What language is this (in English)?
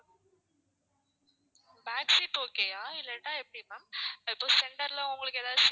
Tamil